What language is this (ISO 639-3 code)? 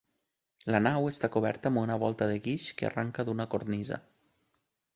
cat